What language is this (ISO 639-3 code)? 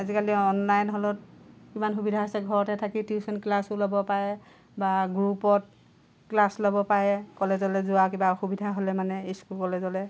asm